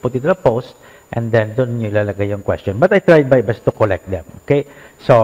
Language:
Filipino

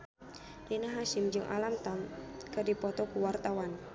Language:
Sundanese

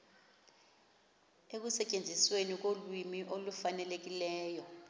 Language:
Xhosa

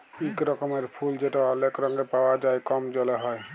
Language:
Bangla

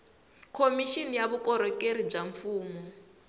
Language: Tsonga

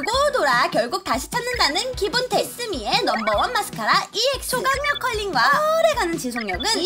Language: Korean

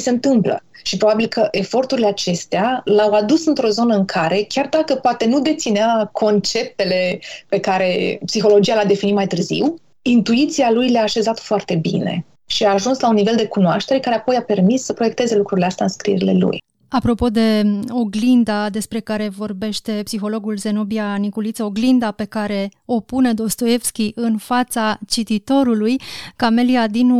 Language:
Romanian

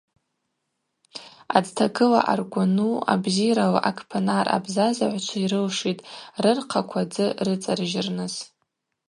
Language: Abaza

